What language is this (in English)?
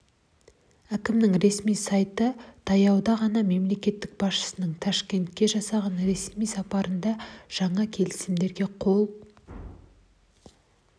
Kazakh